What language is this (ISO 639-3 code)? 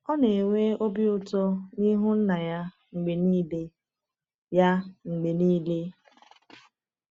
ibo